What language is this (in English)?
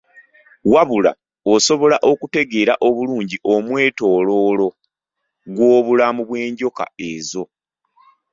Ganda